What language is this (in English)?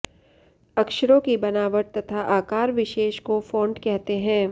Sanskrit